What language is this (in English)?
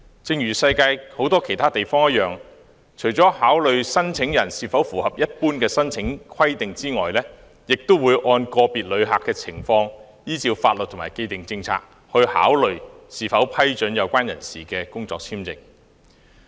Cantonese